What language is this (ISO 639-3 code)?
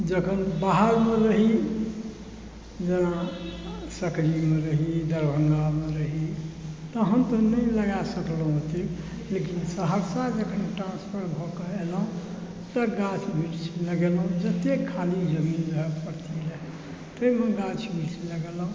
mai